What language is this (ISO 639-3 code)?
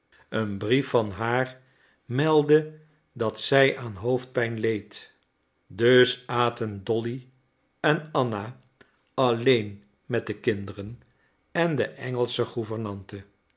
nld